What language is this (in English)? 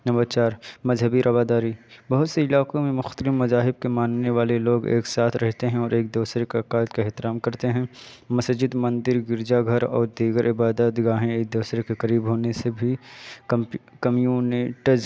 Urdu